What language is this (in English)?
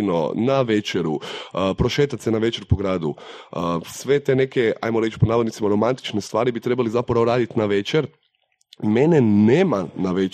Croatian